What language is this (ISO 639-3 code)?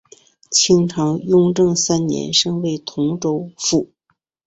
zho